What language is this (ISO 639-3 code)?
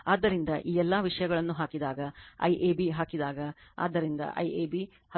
kan